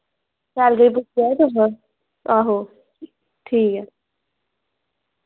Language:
Dogri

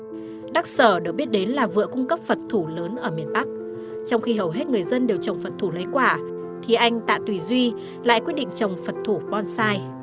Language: Vietnamese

